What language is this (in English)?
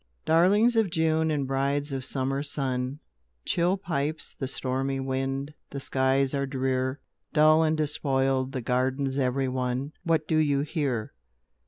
English